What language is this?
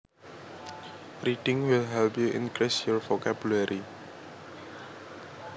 Javanese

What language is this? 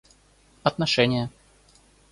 Russian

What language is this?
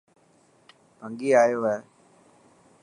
Dhatki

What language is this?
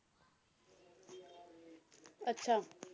Punjabi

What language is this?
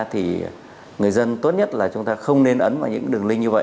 Vietnamese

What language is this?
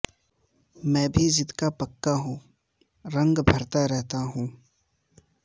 Urdu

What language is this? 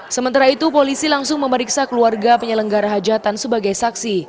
Indonesian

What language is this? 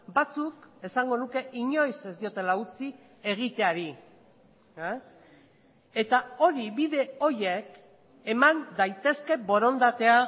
Basque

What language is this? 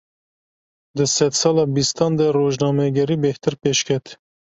Kurdish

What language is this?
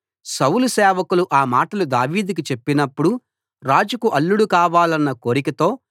Telugu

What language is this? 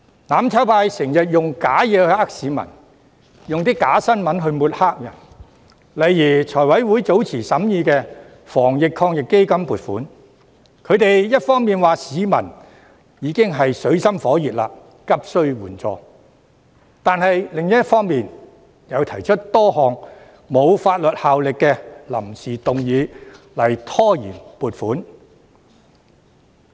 Cantonese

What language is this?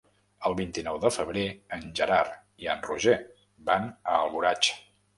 Catalan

